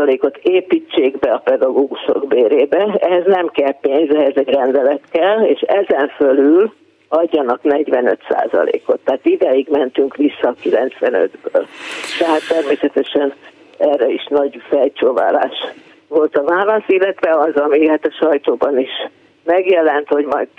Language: Hungarian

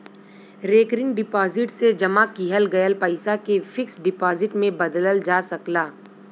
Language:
Bhojpuri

